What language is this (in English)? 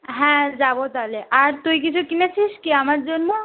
Bangla